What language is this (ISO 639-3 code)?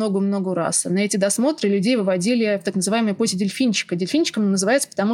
rus